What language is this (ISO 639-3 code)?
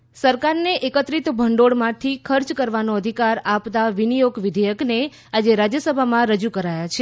guj